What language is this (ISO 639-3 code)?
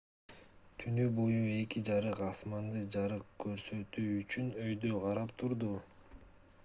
kir